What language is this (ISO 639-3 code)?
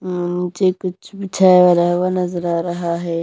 hin